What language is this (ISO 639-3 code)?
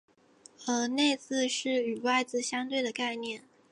zho